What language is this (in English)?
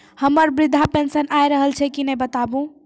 Maithili